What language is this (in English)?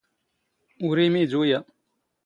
Standard Moroccan Tamazight